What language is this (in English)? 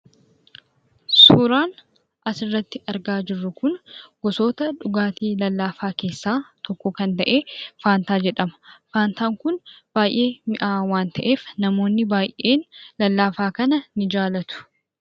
Oromo